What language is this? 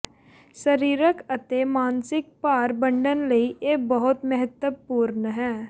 Punjabi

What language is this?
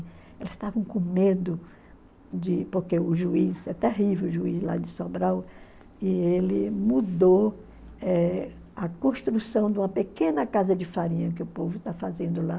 Portuguese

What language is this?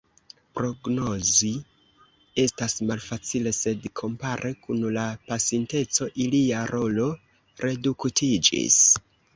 Esperanto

